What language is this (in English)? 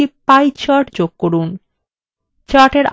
Bangla